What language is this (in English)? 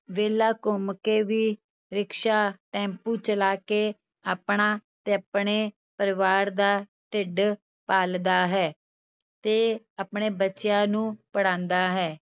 Punjabi